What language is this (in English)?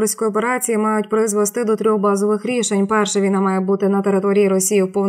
Ukrainian